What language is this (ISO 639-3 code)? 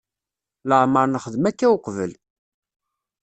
kab